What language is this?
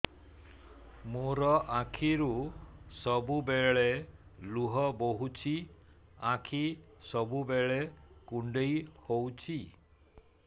Odia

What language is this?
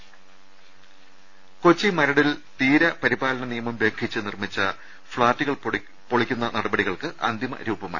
Malayalam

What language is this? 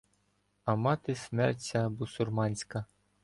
Ukrainian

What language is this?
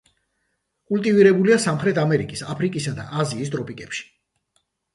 Georgian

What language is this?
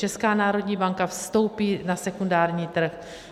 Czech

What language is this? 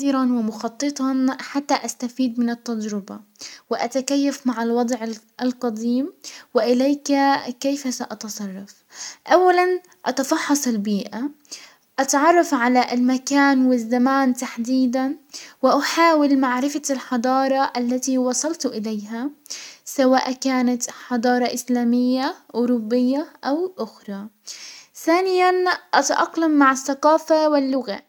Hijazi Arabic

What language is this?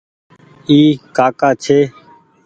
Goaria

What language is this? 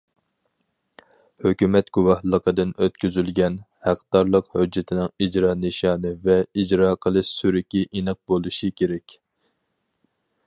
Uyghur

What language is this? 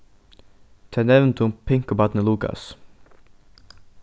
Faroese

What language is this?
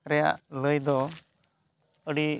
Santali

